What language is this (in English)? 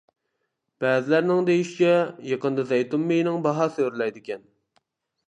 Uyghur